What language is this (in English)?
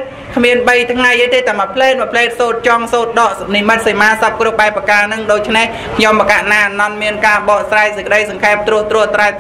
Vietnamese